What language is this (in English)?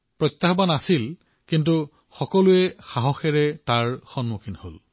Assamese